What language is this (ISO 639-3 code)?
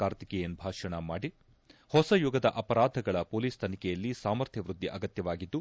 kan